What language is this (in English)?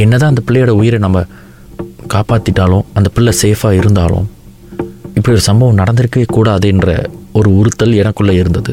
Tamil